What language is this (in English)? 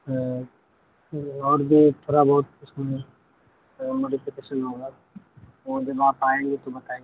Urdu